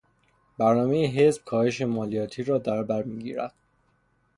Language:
Persian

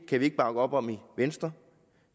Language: Danish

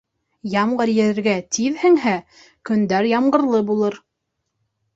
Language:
Bashkir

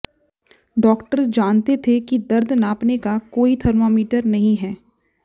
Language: Hindi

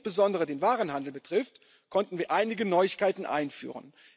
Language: German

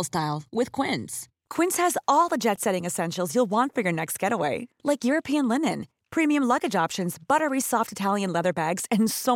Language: Filipino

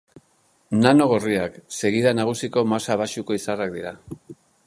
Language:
Basque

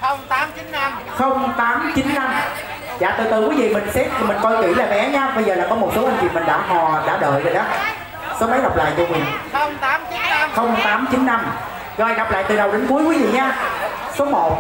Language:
Vietnamese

